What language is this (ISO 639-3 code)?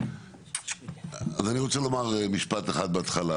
heb